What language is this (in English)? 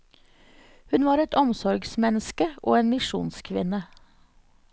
Norwegian